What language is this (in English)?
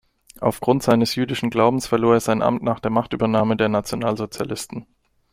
German